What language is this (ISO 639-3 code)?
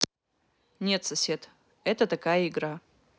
rus